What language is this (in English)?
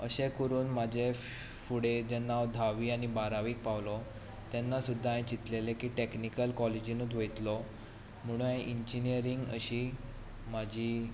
Konkani